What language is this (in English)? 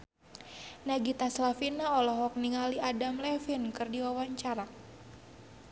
Sundanese